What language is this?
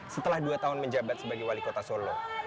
Indonesian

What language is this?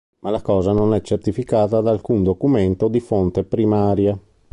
Italian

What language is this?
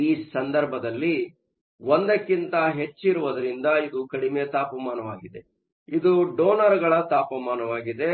Kannada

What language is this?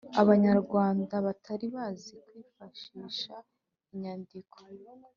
Kinyarwanda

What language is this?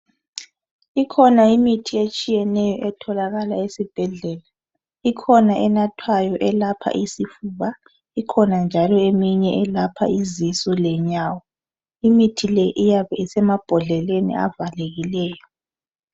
North Ndebele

